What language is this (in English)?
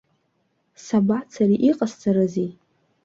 Abkhazian